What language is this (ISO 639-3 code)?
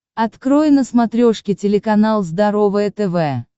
rus